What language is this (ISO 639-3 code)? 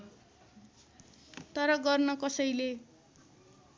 nep